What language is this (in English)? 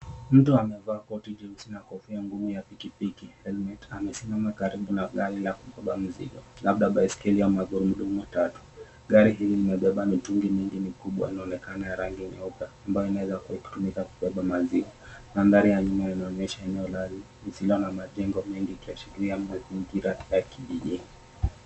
Swahili